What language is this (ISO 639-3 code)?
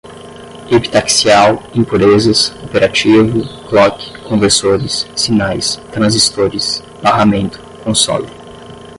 por